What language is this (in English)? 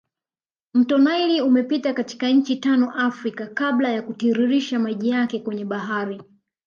Swahili